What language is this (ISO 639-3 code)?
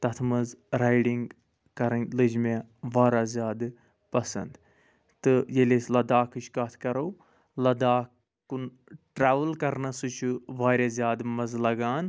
kas